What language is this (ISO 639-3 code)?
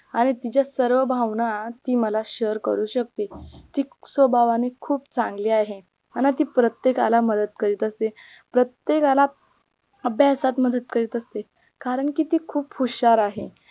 mar